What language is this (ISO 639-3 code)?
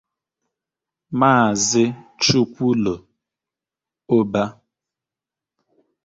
ibo